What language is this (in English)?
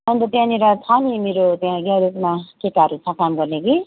Nepali